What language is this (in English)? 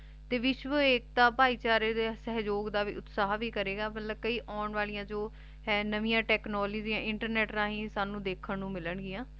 Punjabi